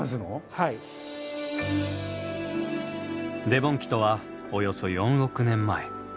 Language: Japanese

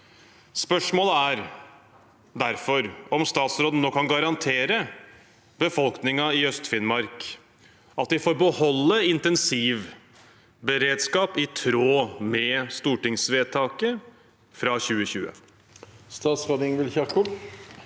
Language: Norwegian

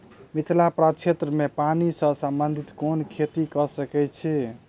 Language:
Maithili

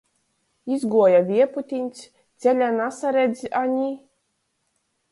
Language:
Latgalian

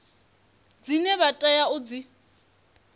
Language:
Venda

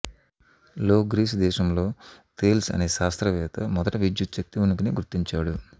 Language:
Telugu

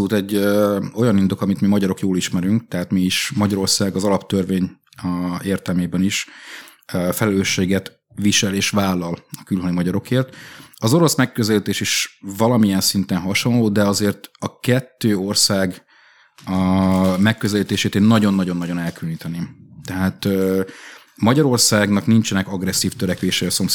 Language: Hungarian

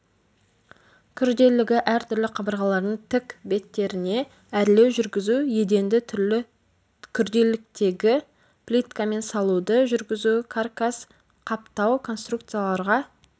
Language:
Kazakh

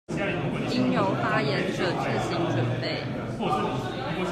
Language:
Chinese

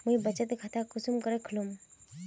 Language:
Magahi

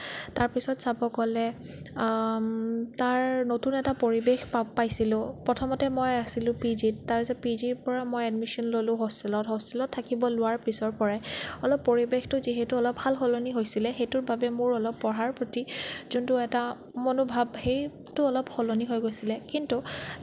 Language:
Assamese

